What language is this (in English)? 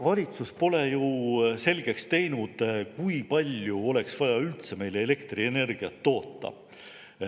Estonian